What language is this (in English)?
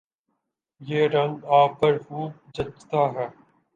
Urdu